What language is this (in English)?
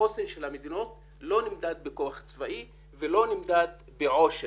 Hebrew